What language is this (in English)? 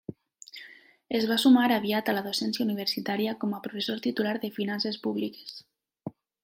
Catalan